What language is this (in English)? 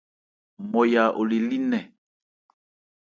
Ebrié